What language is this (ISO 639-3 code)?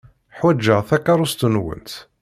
kab